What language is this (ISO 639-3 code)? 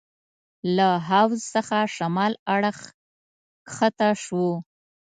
pus